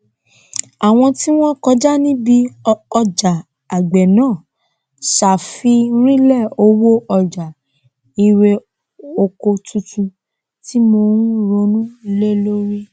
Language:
Yoruba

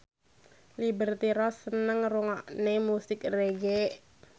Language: Javanese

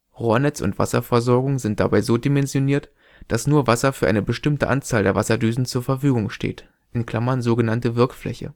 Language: German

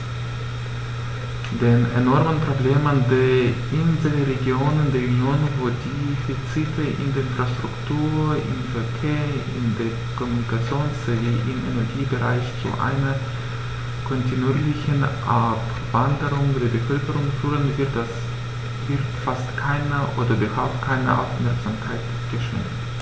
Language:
German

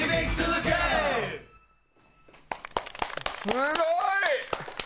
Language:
Japanese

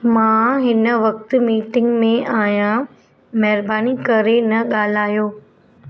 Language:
Sindhi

